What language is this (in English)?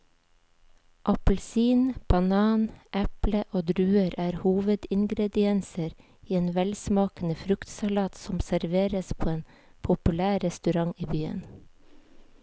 Norwegian